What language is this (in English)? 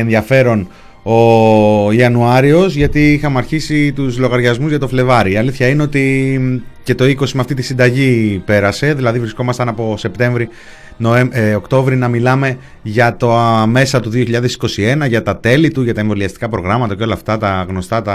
Greek